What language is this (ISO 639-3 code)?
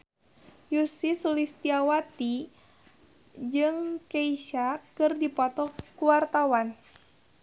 sun